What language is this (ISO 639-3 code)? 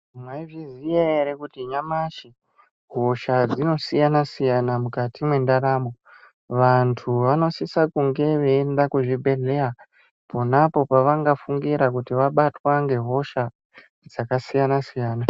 ndc